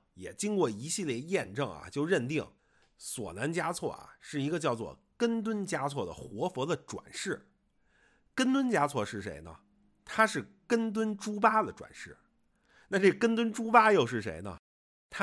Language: Chinese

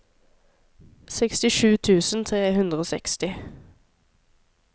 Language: Norwegian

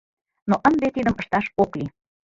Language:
Mari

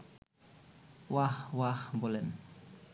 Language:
Bangla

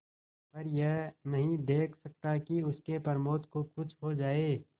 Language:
Hindi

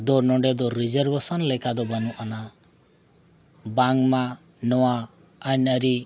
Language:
Santali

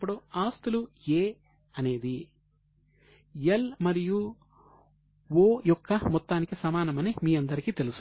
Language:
Telugu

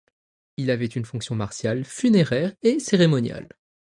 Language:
French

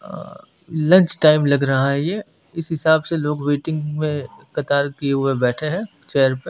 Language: Hindi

